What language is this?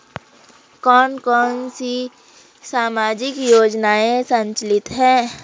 Hindi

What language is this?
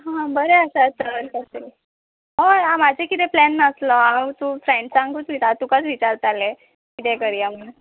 Konkani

